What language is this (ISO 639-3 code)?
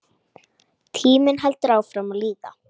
isl